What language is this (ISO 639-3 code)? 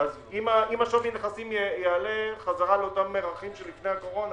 heb